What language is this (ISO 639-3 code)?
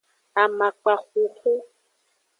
ajg